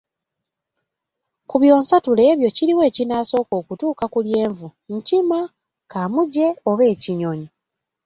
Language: Ganda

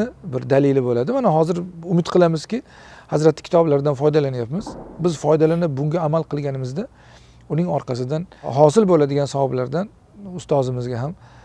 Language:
Turkish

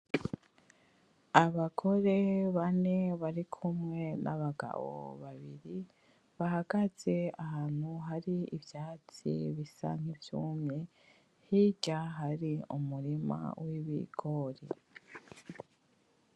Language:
Rundi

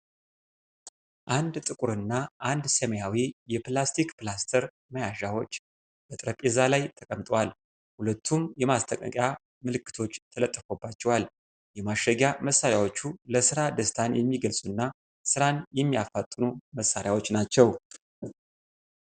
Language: Amharic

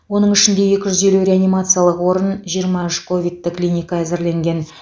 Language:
Kazakh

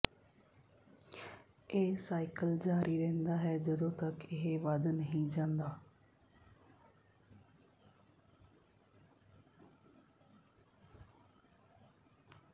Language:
Punjabi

